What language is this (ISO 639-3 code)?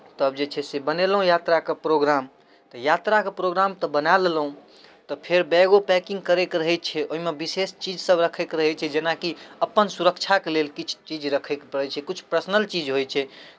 mai